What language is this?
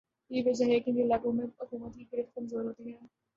Urdu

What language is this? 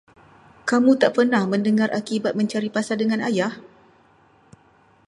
Malay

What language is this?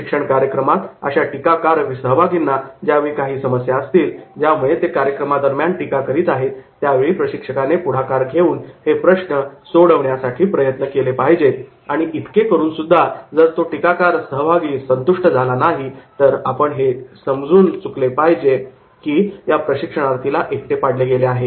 Marathi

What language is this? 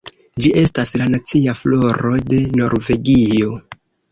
Esperanto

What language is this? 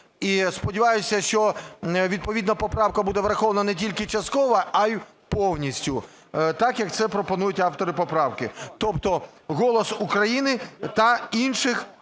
Ukrainian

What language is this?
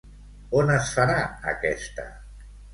Catalan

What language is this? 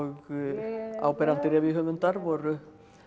Icelandic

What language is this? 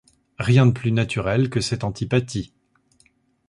French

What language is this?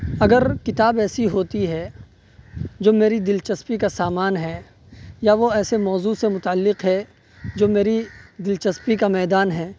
Urdu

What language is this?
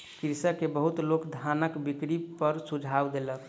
Maithili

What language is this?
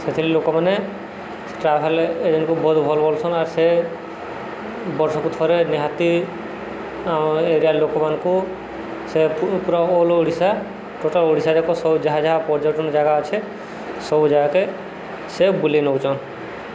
Odia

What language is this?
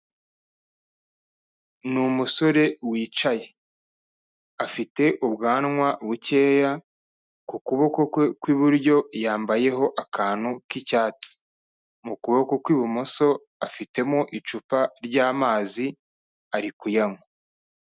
Kinyarwanda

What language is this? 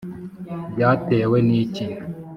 Kinyarwanda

